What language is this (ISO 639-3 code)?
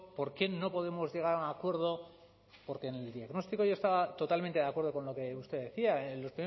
spa